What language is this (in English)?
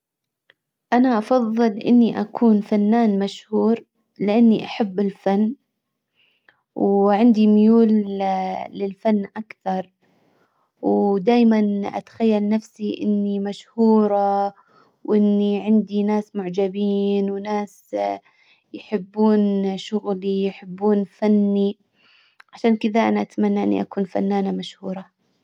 Hijazi Arabic